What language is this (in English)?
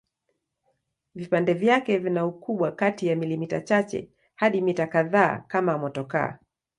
Swahili